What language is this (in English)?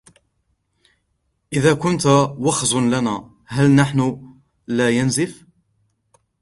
Arabic